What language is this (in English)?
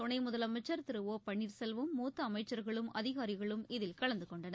Tamil